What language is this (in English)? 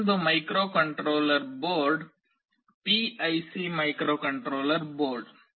Kannada